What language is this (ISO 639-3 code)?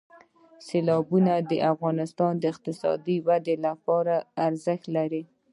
pus